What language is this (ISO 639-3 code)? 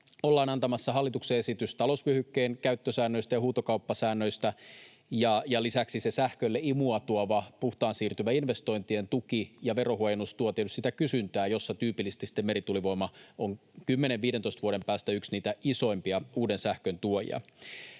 fin